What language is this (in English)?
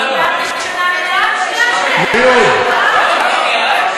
Hebrew